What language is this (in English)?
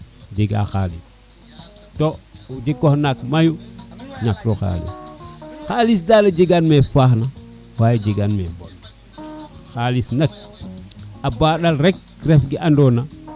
Serer